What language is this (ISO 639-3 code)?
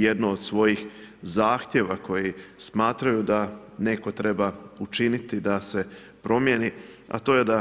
hrv